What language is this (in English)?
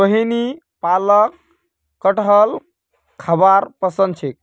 Magahi